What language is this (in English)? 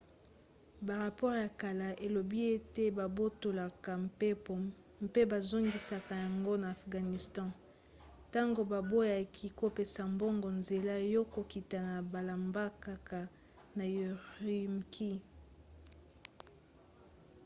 Lingala